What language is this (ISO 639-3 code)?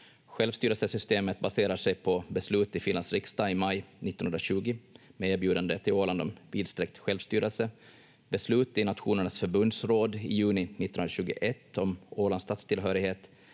fin